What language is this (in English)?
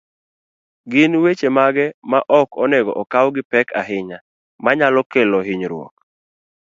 Luo (Kenya and Tanzania)